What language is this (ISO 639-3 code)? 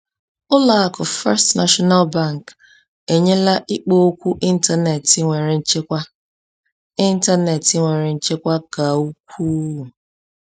ibo